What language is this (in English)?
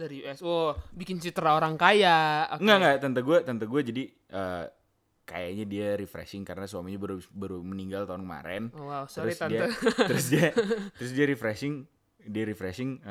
Indonesian